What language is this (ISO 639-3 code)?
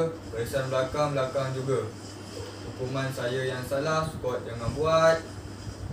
msa